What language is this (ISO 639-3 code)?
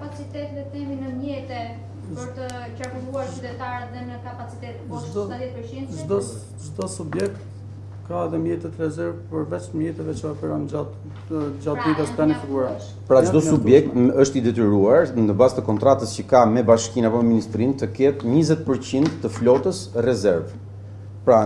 ron